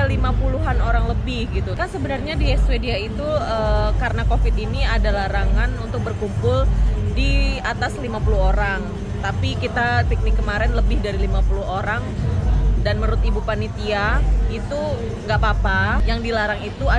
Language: Indonesian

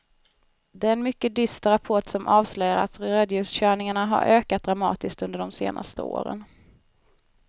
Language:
Swedish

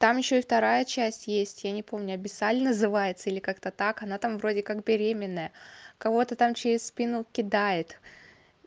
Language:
Russian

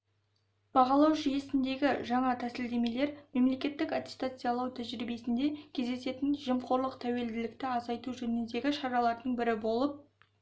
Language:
Kazakh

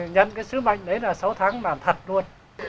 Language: Vietnamese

